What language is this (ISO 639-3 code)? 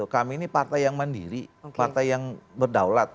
ind